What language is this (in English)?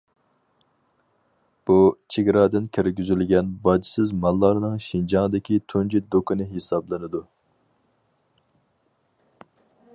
Uyghur